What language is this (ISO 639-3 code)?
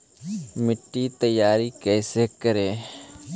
mag